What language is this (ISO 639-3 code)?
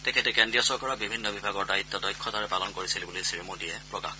asm